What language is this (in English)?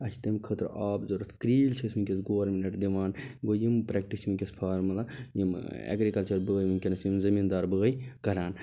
Kashmiri